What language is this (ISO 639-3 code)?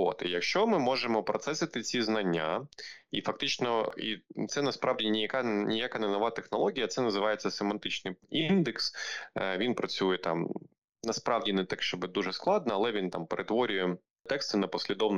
ukr